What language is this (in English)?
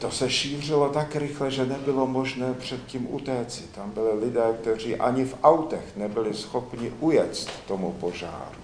Czech